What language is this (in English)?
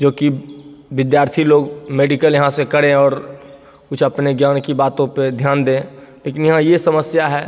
Hindi